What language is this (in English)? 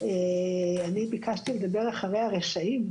Hebrew